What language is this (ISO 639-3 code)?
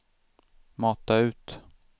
swe